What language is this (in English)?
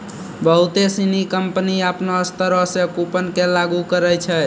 Maithili